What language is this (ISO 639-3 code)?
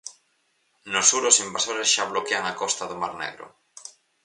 glg